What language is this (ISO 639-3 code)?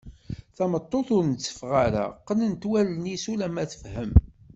kab